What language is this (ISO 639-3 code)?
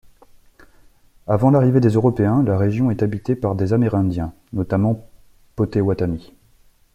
fra